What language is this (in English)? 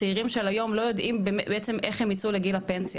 Hebrew